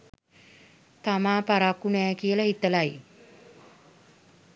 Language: Sinhala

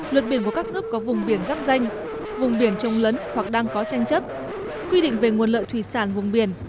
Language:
Vietnamese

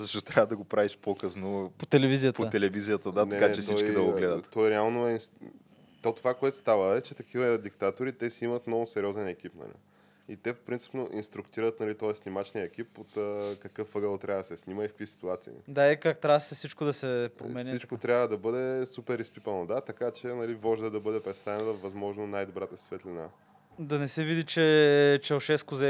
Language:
Bulgarian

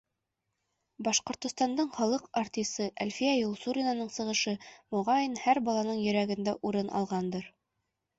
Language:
Bashkir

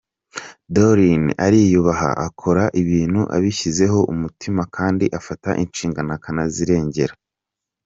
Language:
Kinyarwanda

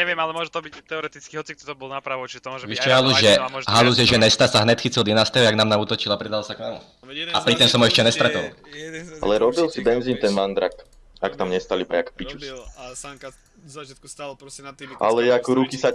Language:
Slovak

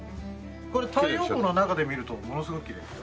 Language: Japanese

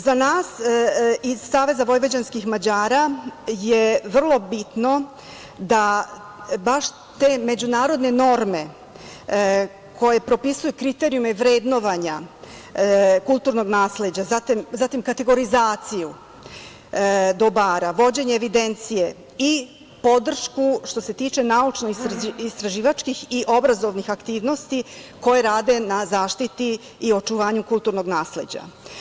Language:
Serbian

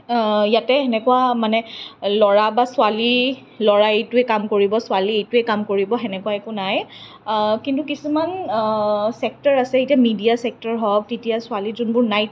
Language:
Assamese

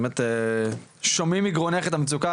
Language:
Hebrew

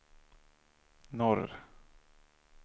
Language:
Swedish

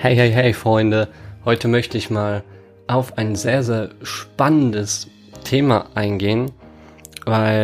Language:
German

